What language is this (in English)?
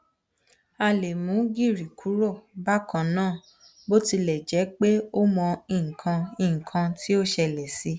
Yoruba